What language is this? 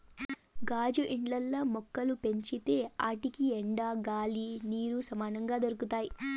Telugu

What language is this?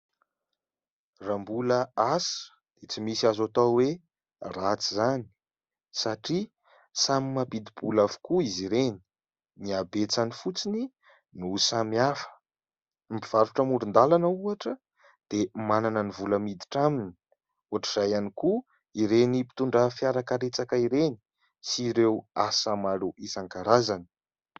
Malagasy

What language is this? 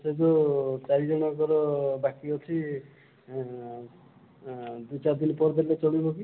Odia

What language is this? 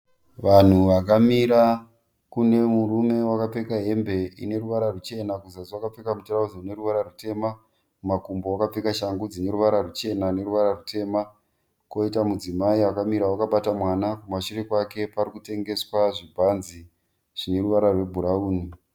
Shona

